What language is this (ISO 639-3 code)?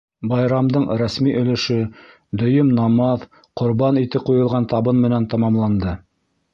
bak